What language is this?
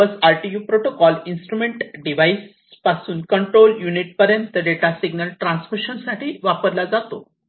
Marathi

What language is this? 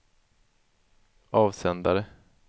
Swedish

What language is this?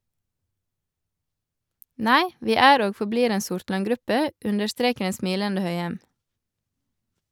Norwegian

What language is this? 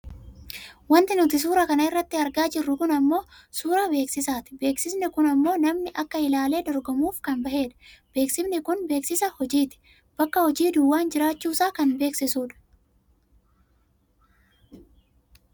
Oromo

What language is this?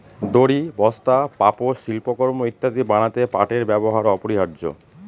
Bangla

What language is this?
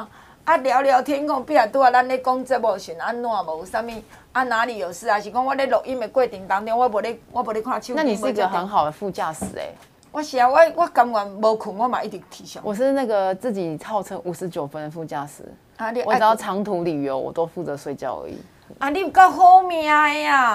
Chinese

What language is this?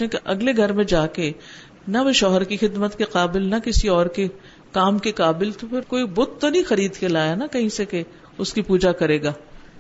Urdu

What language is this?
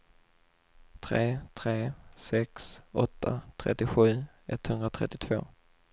Swedish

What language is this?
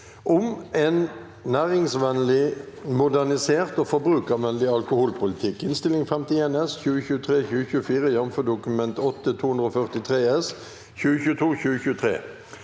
Norwegian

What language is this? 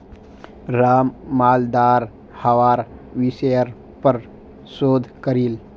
Magahi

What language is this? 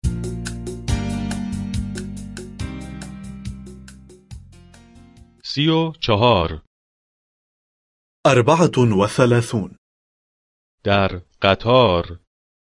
Persian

